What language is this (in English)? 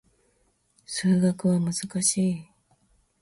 Japanese